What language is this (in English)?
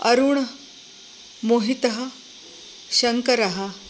Sanskrit